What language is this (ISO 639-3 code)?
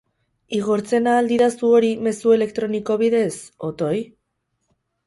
eus